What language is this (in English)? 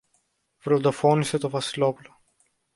Greek